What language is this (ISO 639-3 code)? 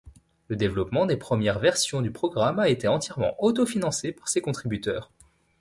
fra